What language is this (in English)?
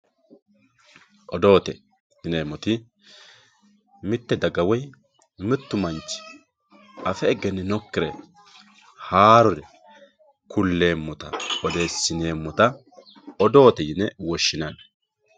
Sidamo